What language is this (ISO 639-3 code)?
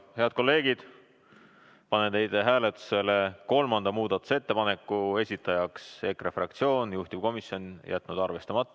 est